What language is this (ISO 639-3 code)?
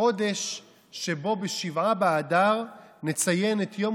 heb